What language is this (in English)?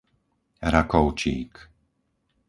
Slovak